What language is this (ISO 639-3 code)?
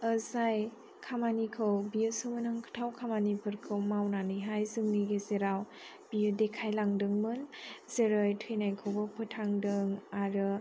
brx